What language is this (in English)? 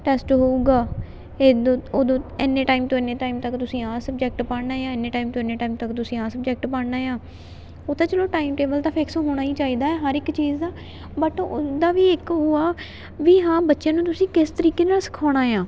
Punjabi